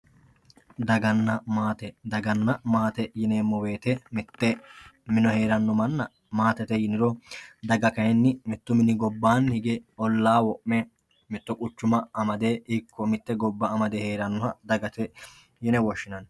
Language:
Sidamo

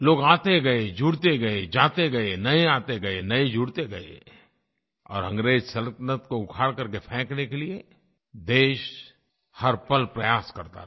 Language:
Hindi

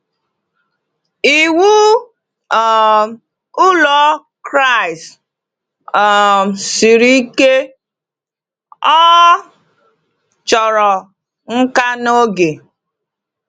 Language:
Igbo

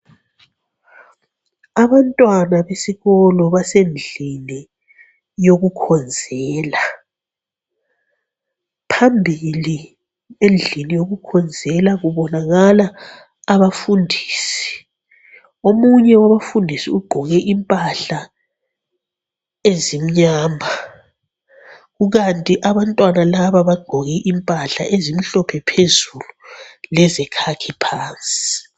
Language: North Ndebele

